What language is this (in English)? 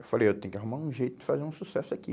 Portuguese